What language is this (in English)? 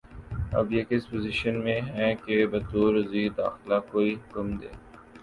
Urdu